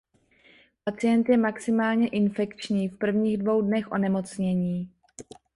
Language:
Czech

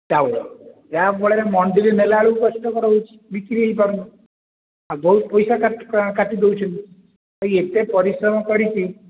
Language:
Odia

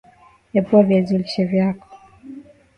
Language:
Swahili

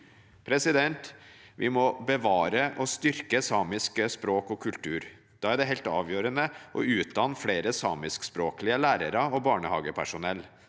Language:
Norwegian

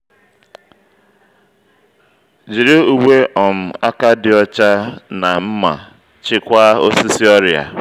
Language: Igbo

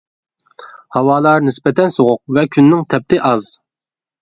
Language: Uyghur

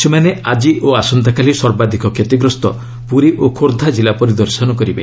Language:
Odia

